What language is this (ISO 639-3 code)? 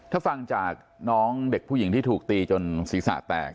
tha